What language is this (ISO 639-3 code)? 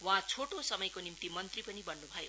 nep